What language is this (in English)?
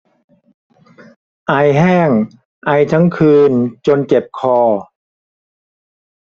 Thai